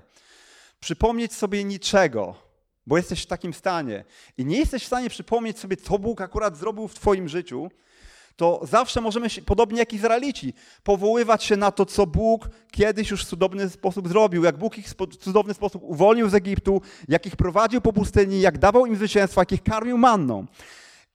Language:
Polish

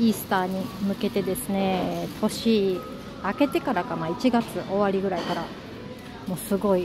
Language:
Japanese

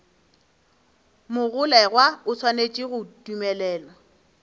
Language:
Northern Sotho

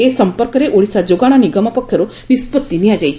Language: Odia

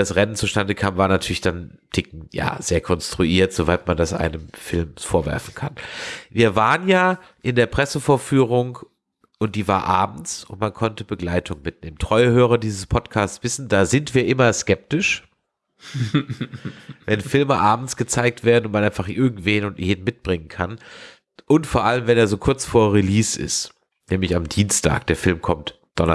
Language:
German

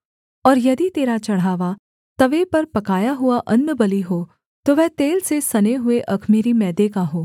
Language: Hindi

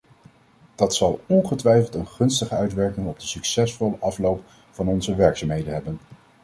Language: Dutch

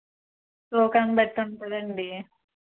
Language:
Telugu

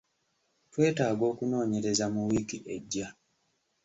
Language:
Ganda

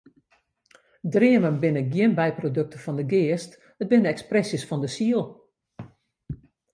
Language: Western Frisian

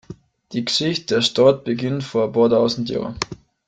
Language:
German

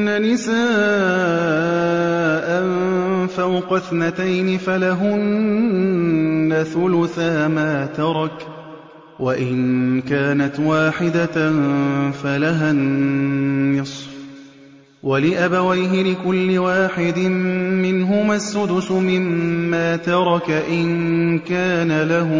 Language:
Arabic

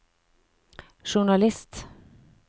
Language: Norwegian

